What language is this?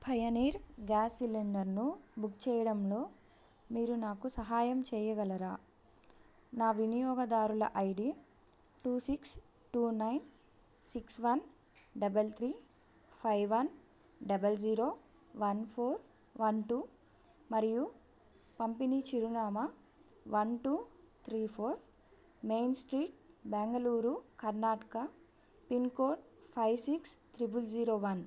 Telugu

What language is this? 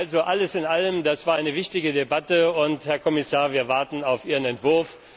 German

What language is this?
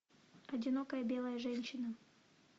Russian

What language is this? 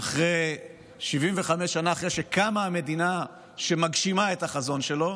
Hebrew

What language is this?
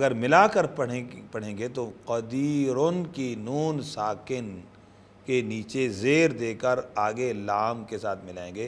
Arabic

